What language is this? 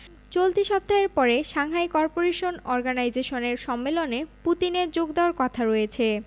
Bangla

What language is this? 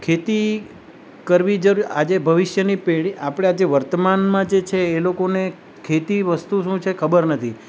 Gujarati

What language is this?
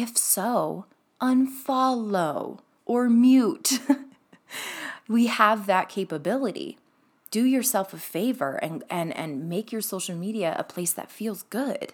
English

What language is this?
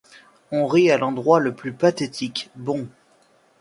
French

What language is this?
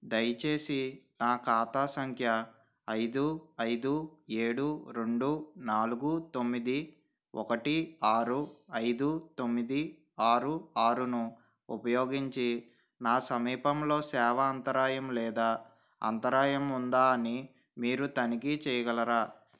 Telugu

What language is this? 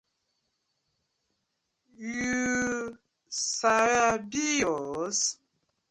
Nigerian Pidgin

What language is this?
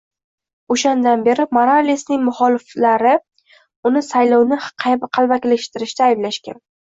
Uzbek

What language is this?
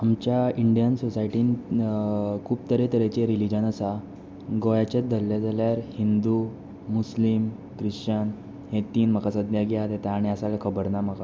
Konkani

